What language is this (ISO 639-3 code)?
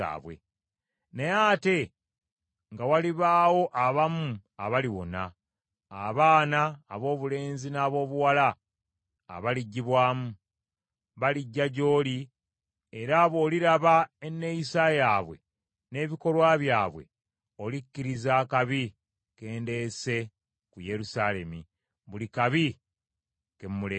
lug